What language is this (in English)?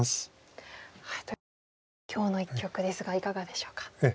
Japanese